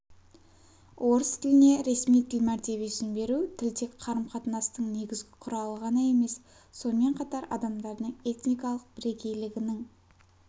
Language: Kazakh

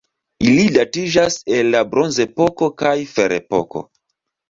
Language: Esperanto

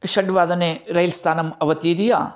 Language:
Sanskrit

